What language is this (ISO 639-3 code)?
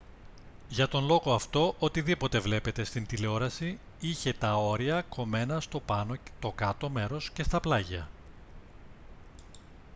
ell